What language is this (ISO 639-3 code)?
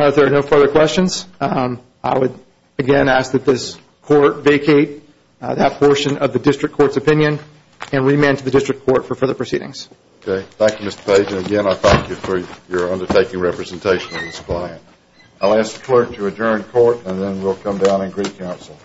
eng